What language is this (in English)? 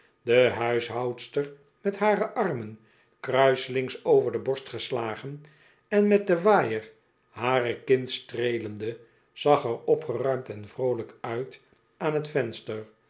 Dutch